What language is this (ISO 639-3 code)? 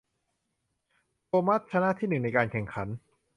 tha